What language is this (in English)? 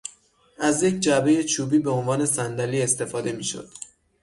Persian